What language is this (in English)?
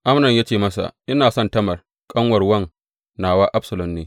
Hausa